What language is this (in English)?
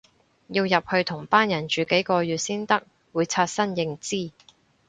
Cantonese